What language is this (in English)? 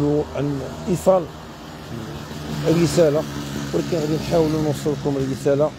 Arabic